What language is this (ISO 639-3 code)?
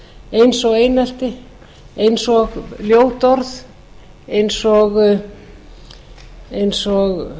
isl